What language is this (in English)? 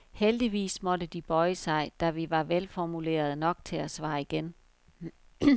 Danish